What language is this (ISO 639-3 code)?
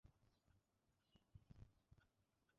ben